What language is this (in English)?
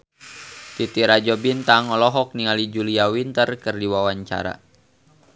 Sundanese